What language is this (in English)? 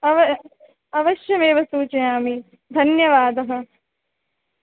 Sanskrit